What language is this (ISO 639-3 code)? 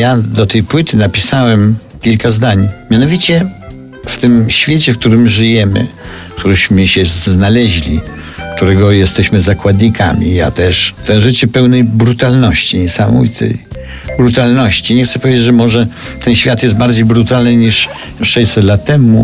pol